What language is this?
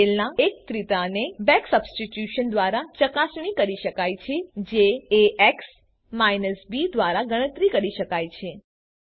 Gujarati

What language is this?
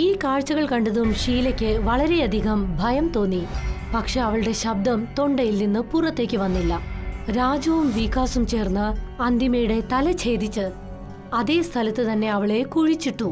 Malayalam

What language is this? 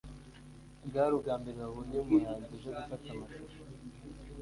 Kinyarwanda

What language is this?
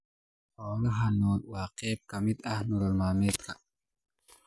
Somali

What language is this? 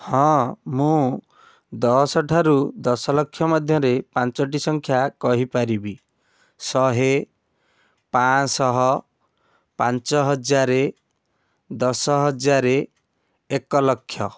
Odia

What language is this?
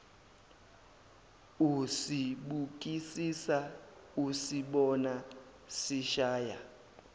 Zulu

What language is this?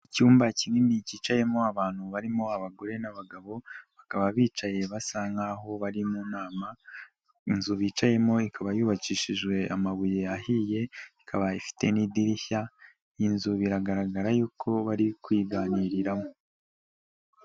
Kinyarwanda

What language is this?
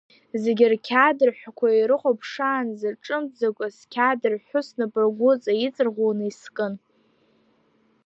Abkhazian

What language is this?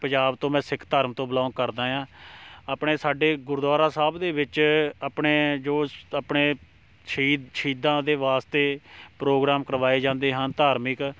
Punjabi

